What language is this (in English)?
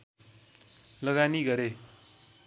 Nepali